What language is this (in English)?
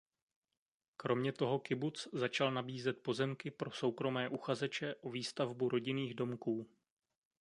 Czech